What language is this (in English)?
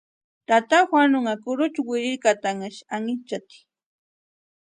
Western Highland Purepecha